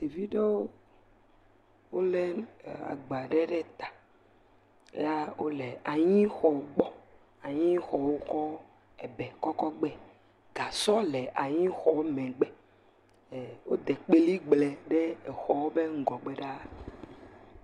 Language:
Ewe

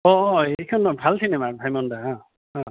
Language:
Assamese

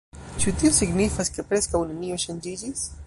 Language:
Esperanto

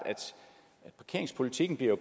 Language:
Danish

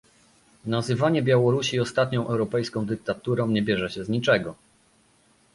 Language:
Polish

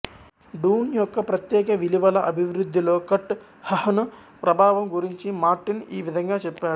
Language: Telugu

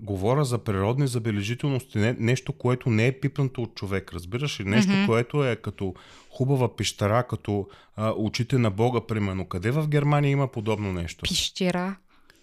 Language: Bulgarian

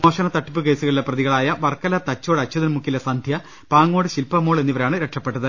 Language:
Malayalam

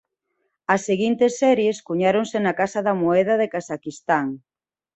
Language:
Galician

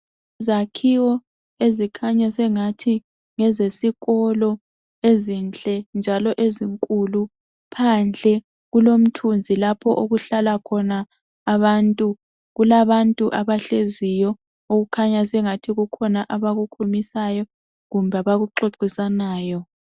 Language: North Ndebele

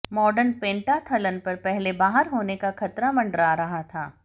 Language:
Hindi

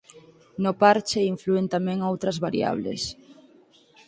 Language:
Galician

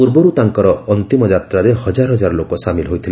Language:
Odia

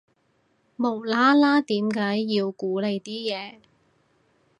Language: Cantonese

